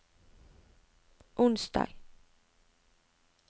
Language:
Norwegian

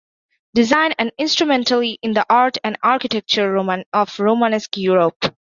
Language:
English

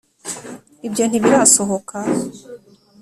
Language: Kinyarwanda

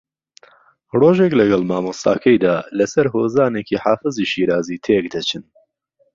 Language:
Central Kurdish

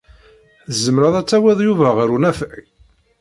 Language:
Kabyle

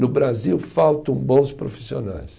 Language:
Portuguese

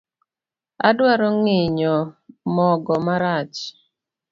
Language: Luo (Kenya and Tanzania)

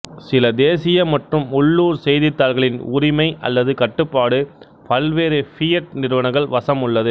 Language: Tamil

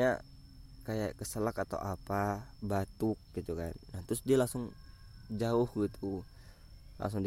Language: Indonesian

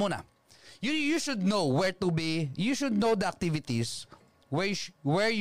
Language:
Filipino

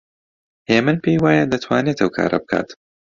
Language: Central Kurdish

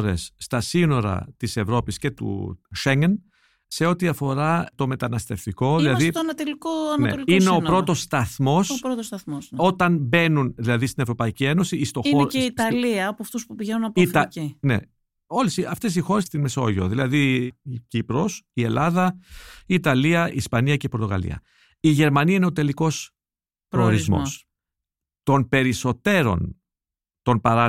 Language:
Greek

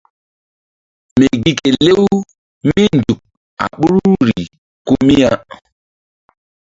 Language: Mbum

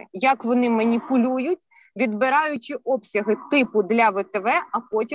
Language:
Ukrainian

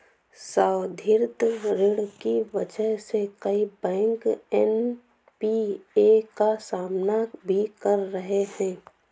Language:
Hindi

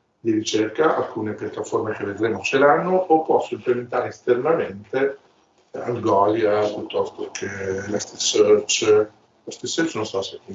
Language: Italian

